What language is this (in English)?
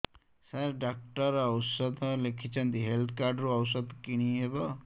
Odia